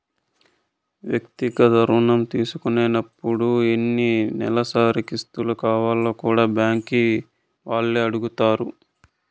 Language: Telugu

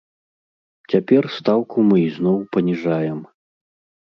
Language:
Belarusian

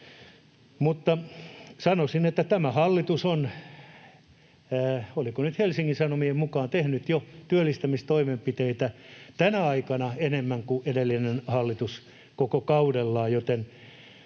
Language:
Finnish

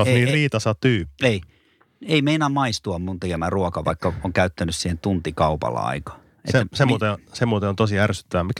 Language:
Finnish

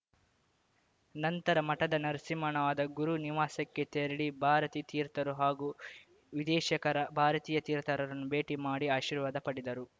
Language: Kannada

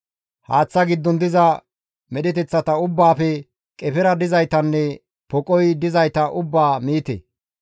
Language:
Gamo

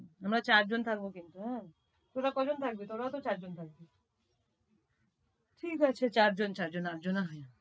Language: Bangla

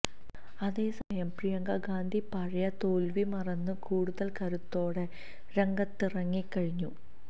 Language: Malayalam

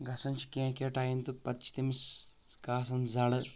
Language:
Kashmiri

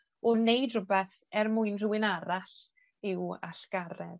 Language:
Welsh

